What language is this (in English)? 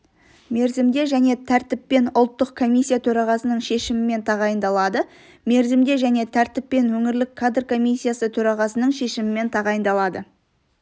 Kazakh